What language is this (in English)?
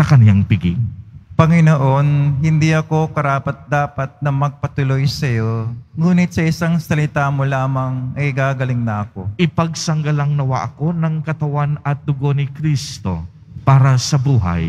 Filipino